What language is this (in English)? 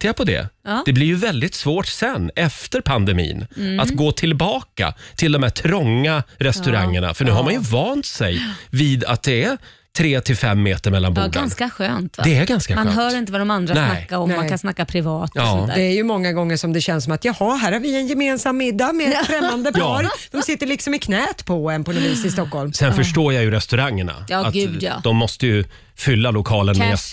Swedish